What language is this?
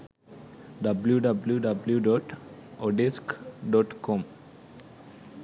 Sinhala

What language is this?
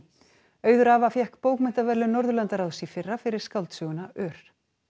Icelandic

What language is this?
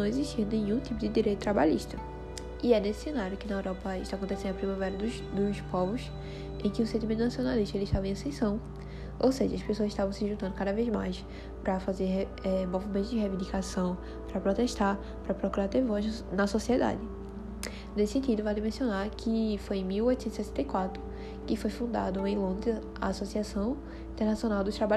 Portuguese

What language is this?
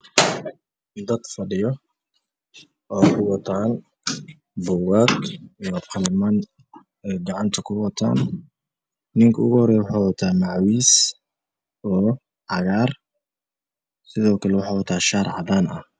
Somali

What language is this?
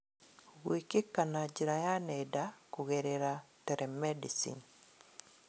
Kikuyu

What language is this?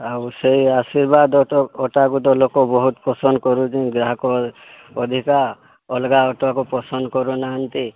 Odia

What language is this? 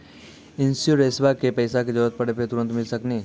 Maithili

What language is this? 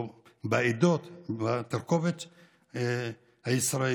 Hebrew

